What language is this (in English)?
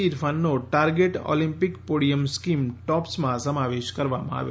Gujarati